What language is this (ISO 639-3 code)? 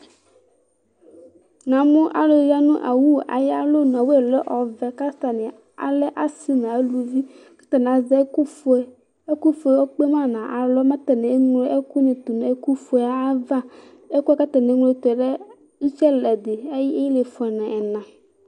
kpo